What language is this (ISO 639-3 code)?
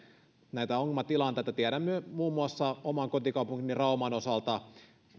fin